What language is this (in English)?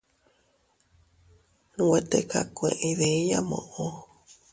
Teutila Cuicatec